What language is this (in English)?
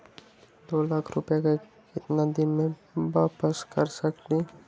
Magahi